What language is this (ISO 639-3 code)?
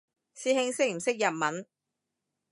yue